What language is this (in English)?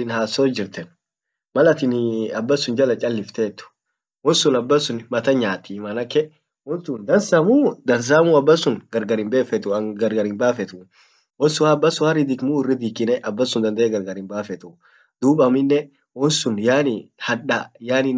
Orma